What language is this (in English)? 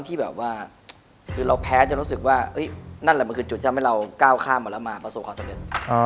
Thai